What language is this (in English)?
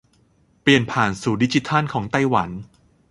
Thai